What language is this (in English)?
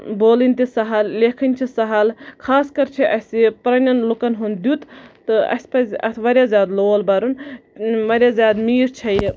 Kashmiri